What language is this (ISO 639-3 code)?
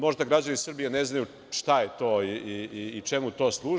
srp